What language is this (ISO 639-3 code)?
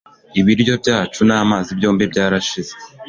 kin